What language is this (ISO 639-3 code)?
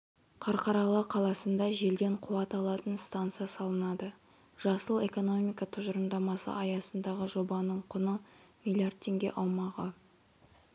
kaz